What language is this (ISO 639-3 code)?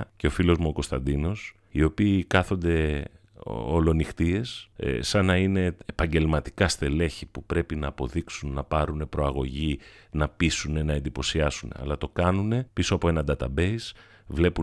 ell